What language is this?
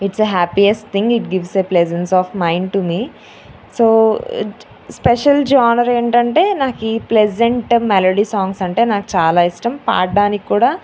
Telugu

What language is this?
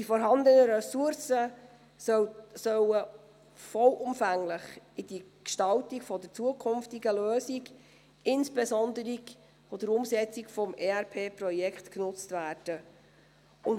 Swiss German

